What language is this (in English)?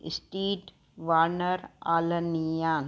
Sindhi